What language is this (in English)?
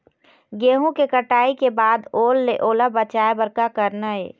Chhattisgarhi